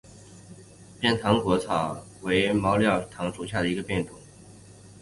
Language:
Chinese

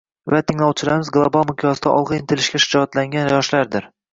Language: Uzbek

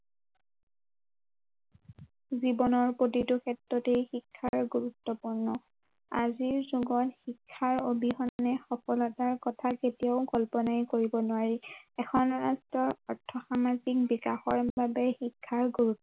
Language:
Assamese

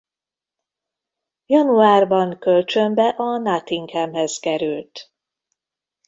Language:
Hungarian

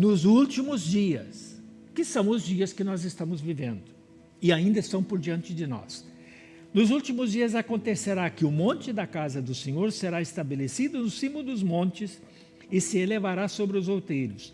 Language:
Portuguese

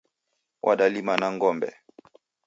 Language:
Taita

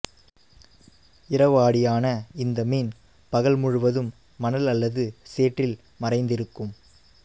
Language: Tamil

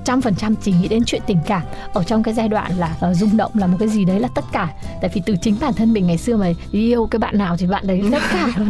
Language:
Vietnamese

